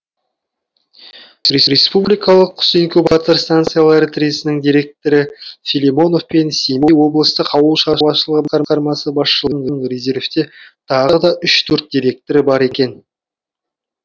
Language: Kazakh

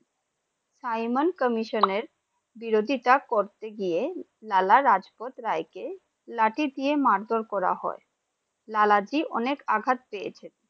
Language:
Bangla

